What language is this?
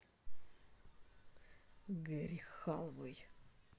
Russian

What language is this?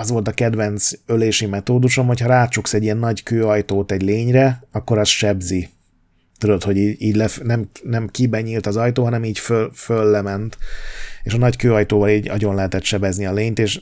Hungarian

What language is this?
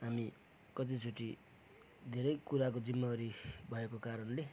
Nepali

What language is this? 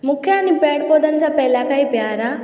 Sindhi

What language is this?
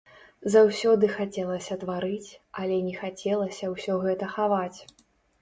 Belarusian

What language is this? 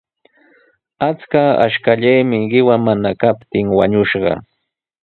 Sihuas Ancash Quechua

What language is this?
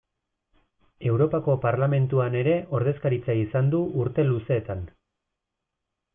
Basque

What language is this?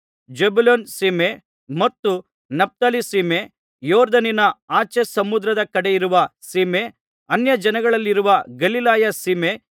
Kannada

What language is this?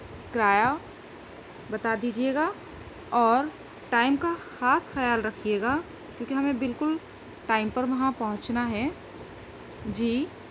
Urdu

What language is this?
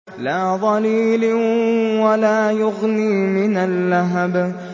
Arabic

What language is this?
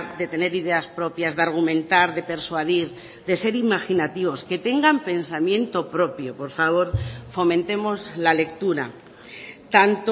Spanish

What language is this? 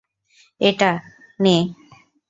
Bangla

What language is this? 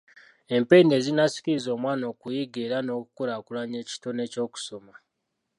Ganda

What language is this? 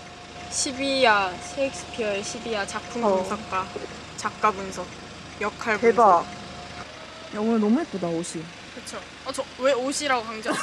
Korean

